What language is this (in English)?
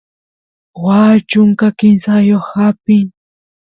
Santiago del Estero Quichua